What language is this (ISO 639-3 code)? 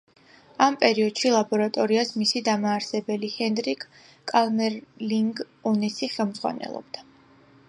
kat